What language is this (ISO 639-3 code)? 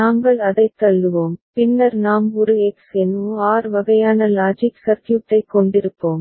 tam